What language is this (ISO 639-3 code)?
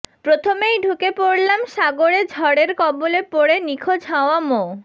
ben